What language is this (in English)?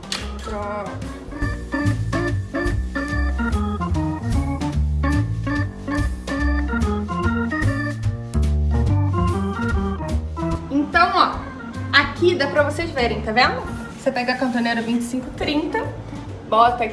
Portuguese